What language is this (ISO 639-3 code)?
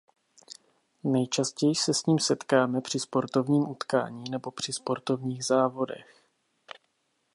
ces